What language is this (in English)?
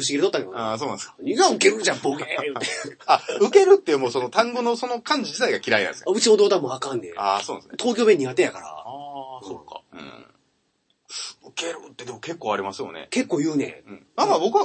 Japanese